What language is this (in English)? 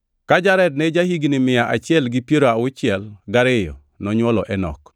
Luo (Kenya and Tanzania)